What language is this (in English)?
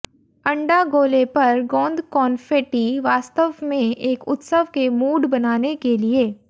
Hindi